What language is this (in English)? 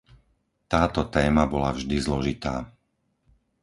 Slovak